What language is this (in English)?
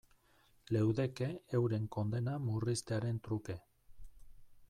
Basque